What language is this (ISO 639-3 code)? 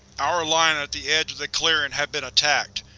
eng